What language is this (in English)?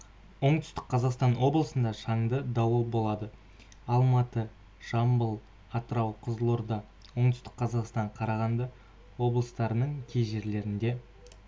Kazakh